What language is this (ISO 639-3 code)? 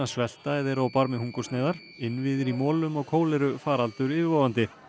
isl